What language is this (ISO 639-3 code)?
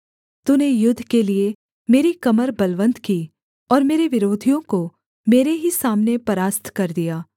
hin